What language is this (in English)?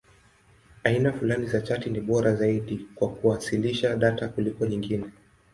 Swahili